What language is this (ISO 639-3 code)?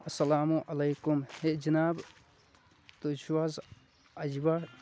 kas